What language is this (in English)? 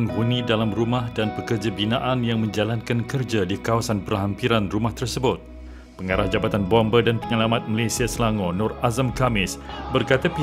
Malay